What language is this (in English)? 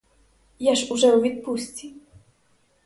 Ukrainian